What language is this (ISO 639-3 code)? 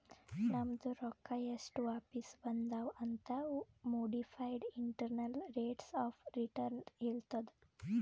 kan